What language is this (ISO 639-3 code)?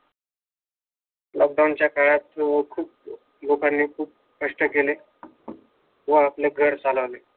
mar